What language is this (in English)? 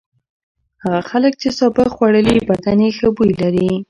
Pashto